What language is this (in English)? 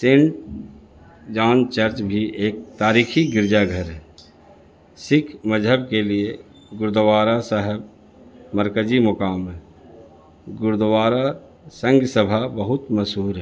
Urdu